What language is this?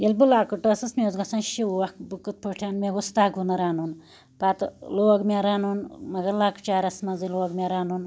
Kashmiri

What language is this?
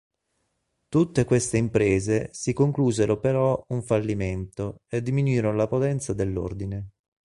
Italian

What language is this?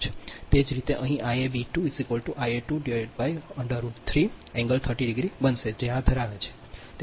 Gujarati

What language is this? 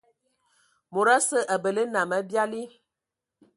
Ewondo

